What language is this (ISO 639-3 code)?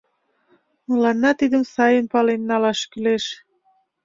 chm